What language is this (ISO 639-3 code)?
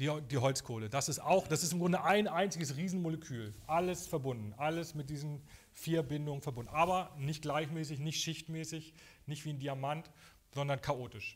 deu